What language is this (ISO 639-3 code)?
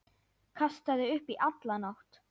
isl